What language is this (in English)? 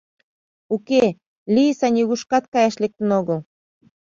Mari